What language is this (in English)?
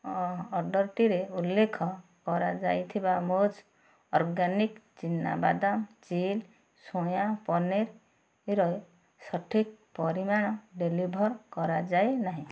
Odia